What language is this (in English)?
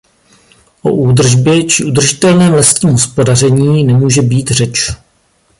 Czech